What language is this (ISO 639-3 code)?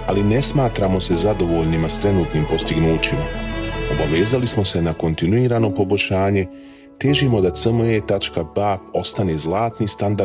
hrv